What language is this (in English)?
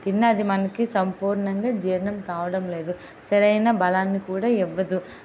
Telugu